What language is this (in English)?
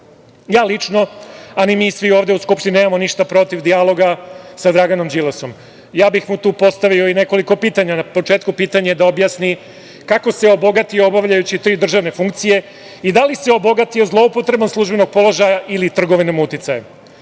Serbian